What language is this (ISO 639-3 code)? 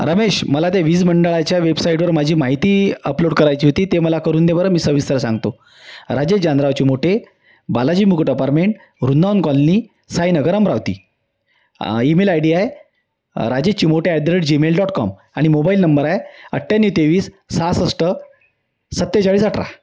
mar